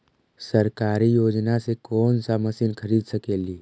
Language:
Magahi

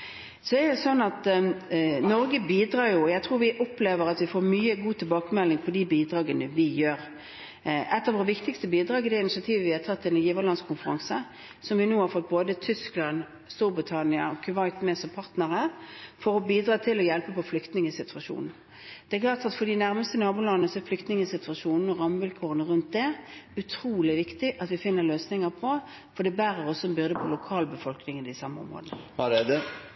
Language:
Norwegian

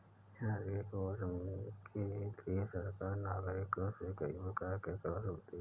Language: Hindi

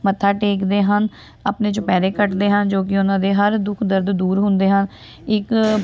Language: Punjabi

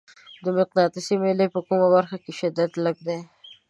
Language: Pashto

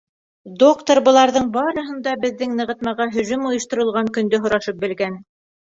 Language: Bashkir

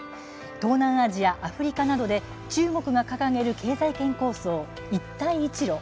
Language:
Japanese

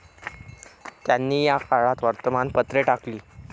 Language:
Marathi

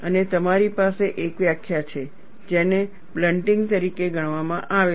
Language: Gujarati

